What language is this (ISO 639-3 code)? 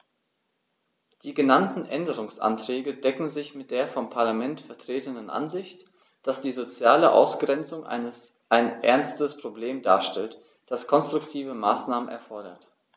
deu